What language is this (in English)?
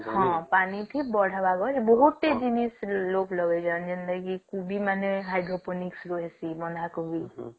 Odia